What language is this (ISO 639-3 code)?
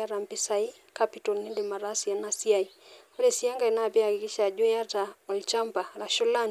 mas